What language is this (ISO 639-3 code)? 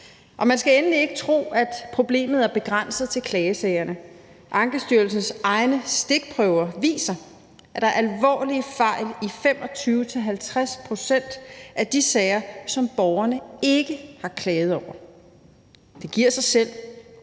dan